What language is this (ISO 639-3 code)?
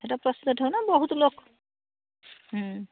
ori